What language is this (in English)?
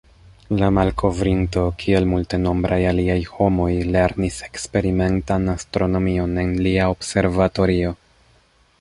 Esperanto